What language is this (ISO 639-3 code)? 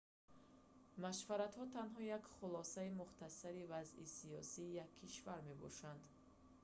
tgk